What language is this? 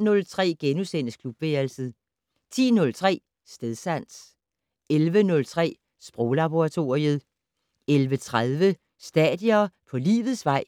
Danish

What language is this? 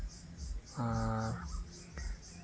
Santali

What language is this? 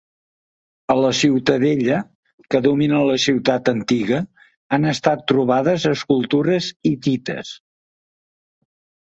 Catalan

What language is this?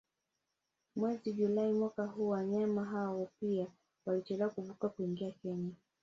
Swahili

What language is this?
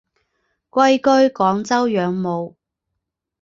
Chinese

